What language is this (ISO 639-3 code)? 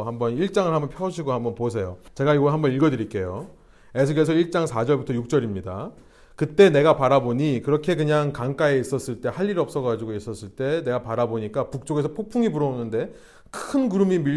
kor